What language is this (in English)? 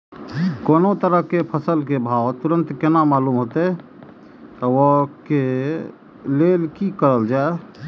Maithili